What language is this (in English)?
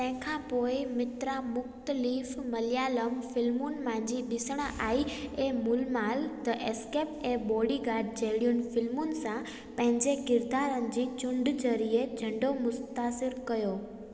Sindhi